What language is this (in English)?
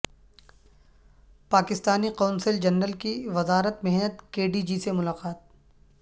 Urdu